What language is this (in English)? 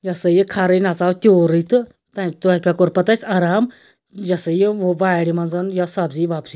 Kashmiri